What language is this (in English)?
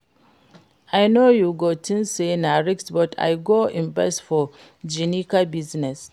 Nigerian Pidgin